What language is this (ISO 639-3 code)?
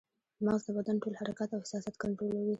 pus